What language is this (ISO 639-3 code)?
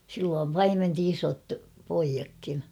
fin